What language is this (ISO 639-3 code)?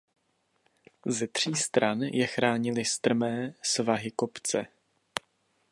ces